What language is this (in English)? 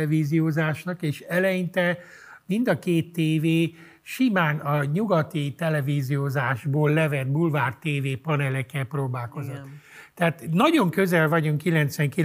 Hungarian